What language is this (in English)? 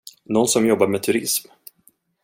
Swedish